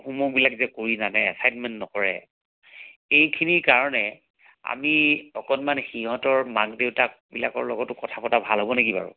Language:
Assamese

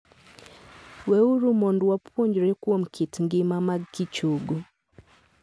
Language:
Luo (Kenya and Tanzania)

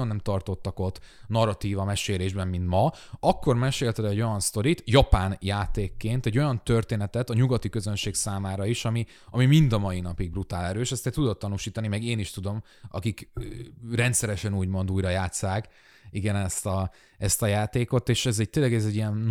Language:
Hungarian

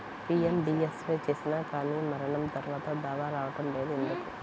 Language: Telugu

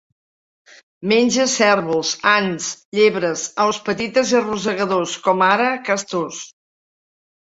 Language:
Catalan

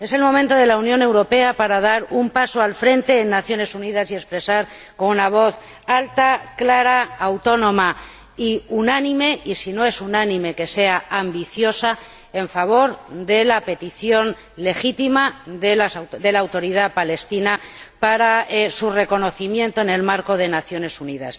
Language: Spanish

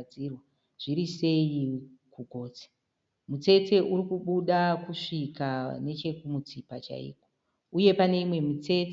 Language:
Shona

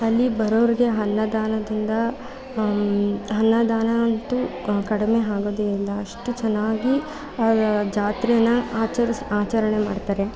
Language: Kannada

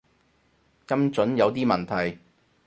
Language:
Cantonese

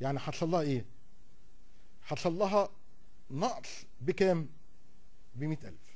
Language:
Arabic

